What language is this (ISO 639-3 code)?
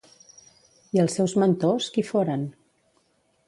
cat